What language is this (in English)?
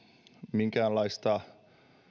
Finnish